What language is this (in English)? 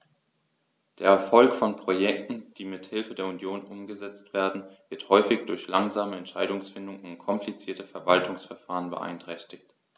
German